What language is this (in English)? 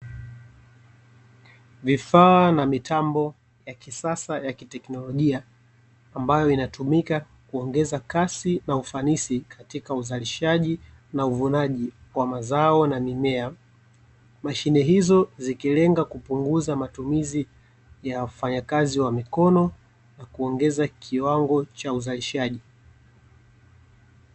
Swahili